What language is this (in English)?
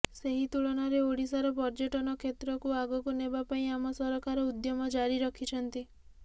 Odia